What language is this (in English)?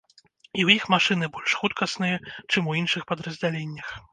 Belarusian